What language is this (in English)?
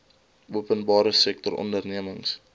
Afrikaans